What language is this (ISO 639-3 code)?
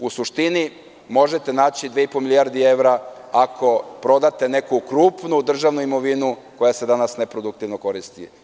srp